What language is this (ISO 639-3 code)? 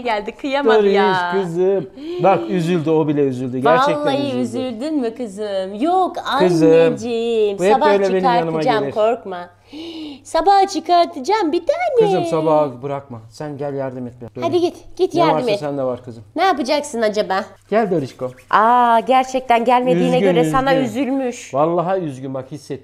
tur